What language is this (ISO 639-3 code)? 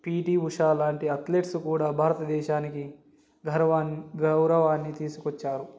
tel